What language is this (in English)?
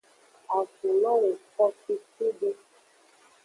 Aja (Benin)